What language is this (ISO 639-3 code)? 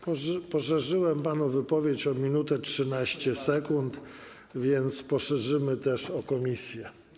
pol